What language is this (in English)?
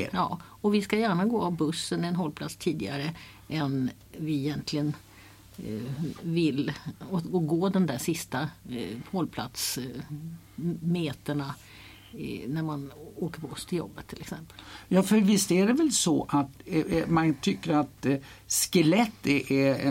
Swedish